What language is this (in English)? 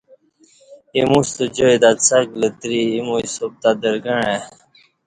Kati